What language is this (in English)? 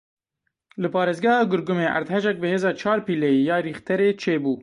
Kurdish